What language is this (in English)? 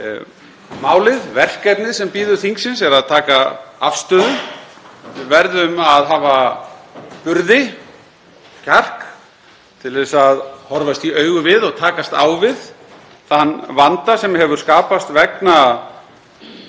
Icelandic